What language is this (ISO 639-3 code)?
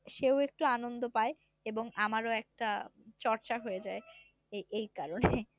ben